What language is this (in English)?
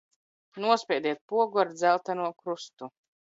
Latvian